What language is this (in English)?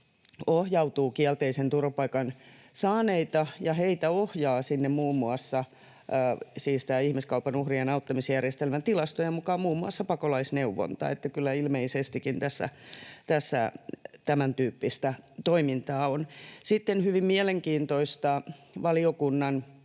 Finnish